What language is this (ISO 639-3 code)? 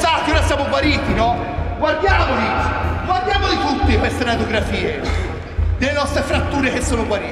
ita